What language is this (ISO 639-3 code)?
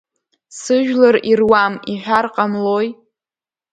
abk